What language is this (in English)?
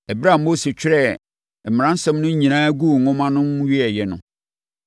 Akan